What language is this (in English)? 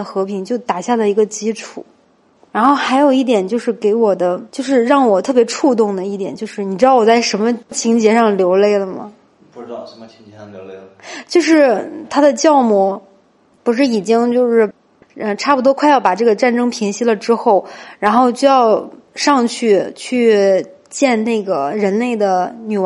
Chinese